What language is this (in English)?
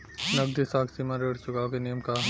Bhojpuri